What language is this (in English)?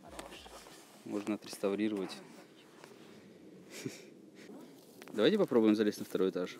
Russian